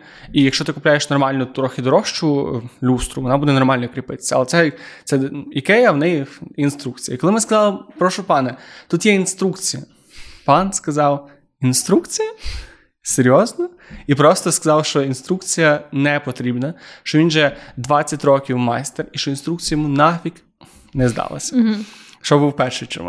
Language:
Ukrainian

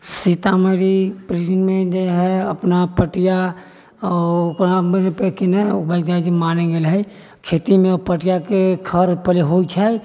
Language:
Maithili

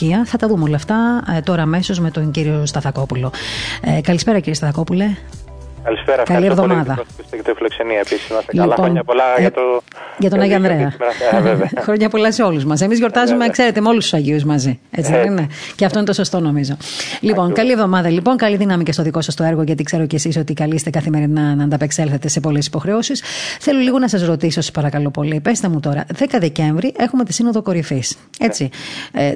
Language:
Greek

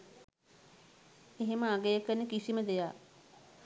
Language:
Sinhala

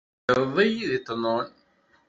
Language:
Kabyle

